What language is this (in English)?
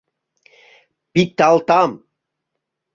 Mari